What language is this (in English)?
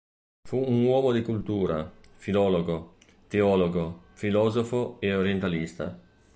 Italian